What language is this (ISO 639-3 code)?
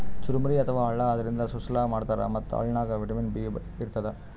kan